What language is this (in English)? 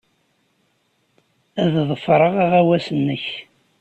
Kabyle